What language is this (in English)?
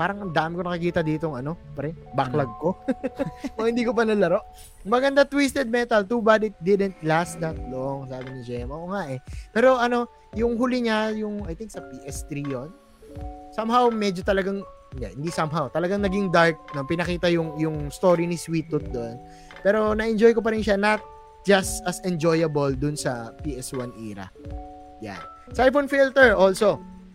Filipino